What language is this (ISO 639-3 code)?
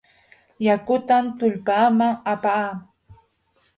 qux